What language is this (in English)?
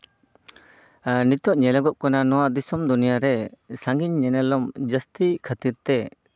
Santali